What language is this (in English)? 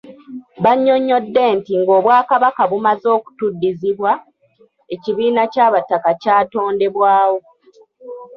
Ganda